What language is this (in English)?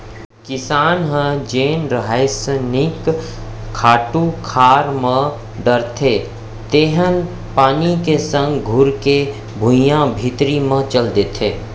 Chhattisgarhi